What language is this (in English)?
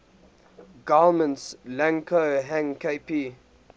English